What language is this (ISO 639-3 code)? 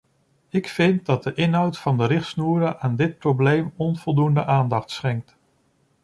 nld